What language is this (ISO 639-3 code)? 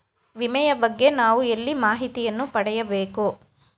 kan